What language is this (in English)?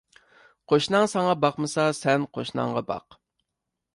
Uyghur